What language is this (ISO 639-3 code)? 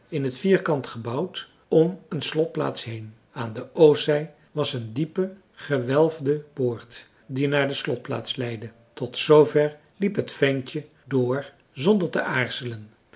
nld